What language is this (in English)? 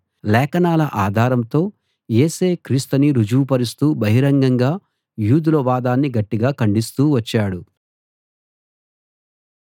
Telugu